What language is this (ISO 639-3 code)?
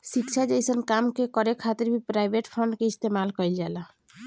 bho